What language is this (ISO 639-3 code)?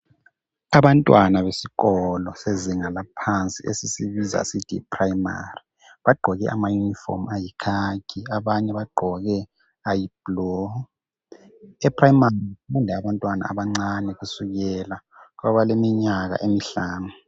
nde